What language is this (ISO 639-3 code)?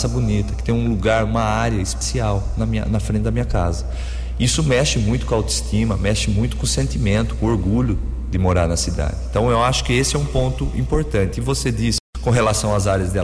por